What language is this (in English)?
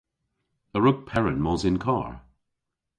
Cornish